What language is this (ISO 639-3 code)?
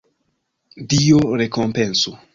epo